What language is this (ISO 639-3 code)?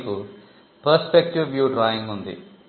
tel